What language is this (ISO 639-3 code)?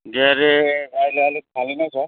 nep